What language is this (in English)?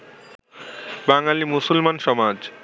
Bangla